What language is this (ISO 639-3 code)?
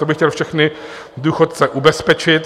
ces